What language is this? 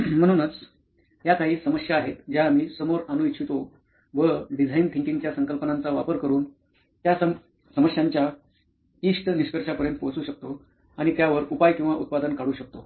Marathi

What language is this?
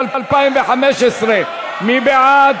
Hebrew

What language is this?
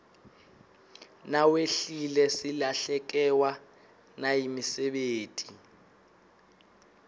Swati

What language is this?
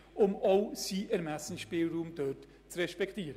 Swiss German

